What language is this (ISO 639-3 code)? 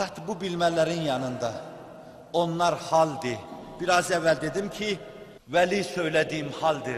tur